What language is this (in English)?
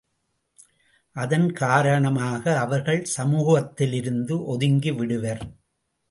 Tamil